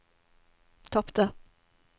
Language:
Norwegian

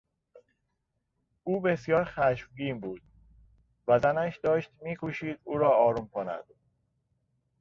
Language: Persian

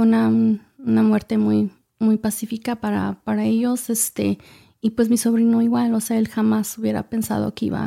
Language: Spanish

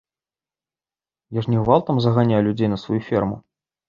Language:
Belarusian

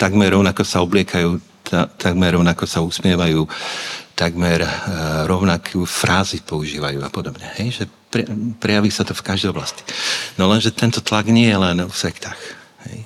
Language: Slovak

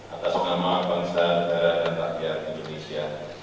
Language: Indonesian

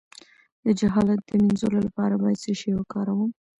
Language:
Pashto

